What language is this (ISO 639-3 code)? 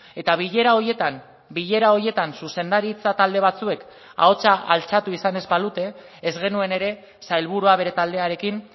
eus